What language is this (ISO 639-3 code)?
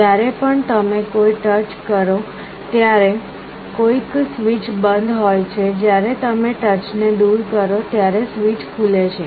guj